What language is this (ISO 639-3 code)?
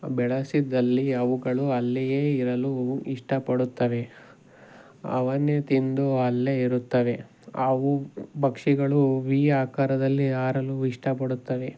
kan